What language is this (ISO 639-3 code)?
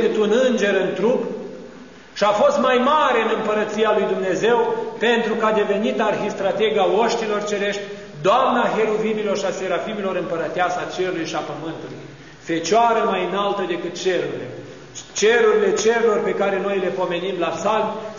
ron